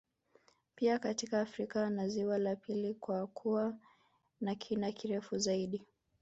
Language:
Swahili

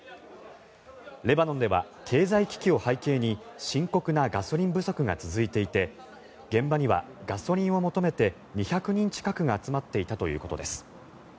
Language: Japanese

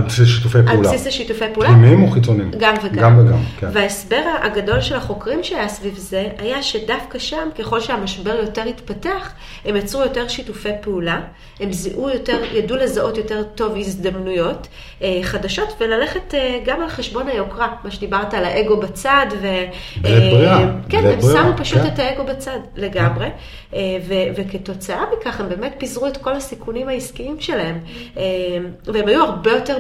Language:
Hebrew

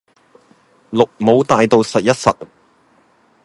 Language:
Cantonese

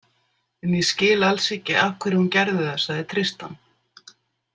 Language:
Icelandic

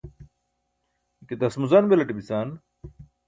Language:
Burushaski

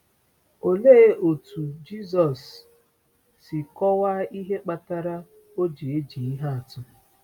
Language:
Igbo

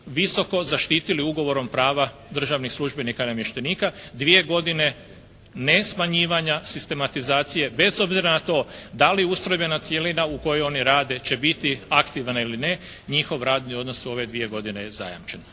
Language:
Croatian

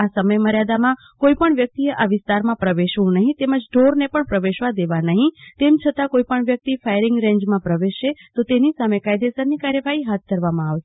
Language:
Gujarati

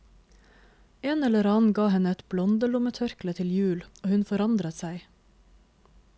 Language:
Norwegian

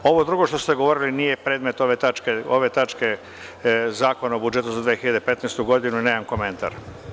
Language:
Serbian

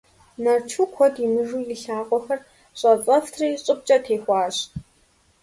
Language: Kabardian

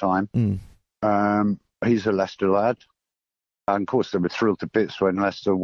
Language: English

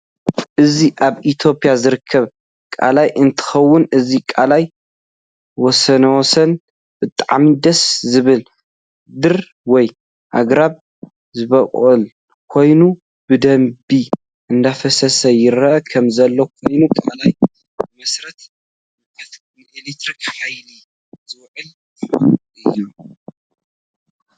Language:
Tigrinya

